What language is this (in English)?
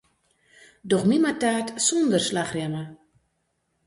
Western Frisian